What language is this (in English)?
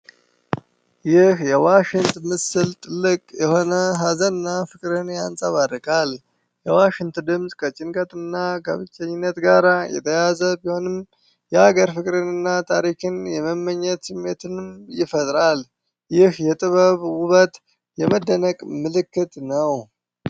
Amharic